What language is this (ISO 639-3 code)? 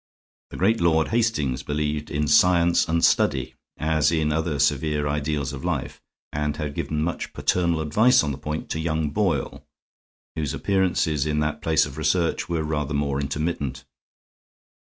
eng